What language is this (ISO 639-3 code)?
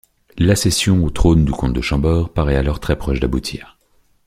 fra